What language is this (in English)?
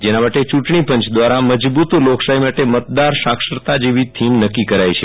Gujarati